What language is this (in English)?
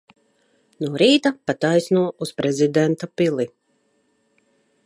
Latvian